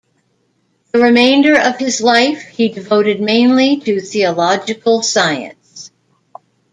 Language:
English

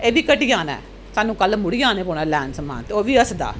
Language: Dogri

